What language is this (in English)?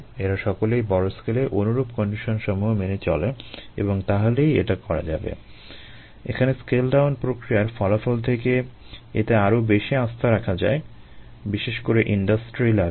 Bangla